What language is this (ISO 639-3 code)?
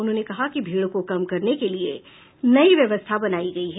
hin